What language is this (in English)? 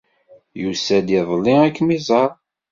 Kabyle